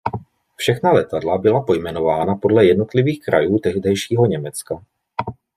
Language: Czech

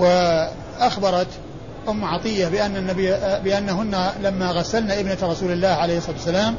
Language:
Arabic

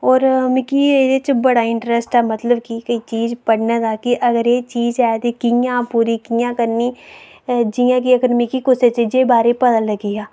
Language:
Dogri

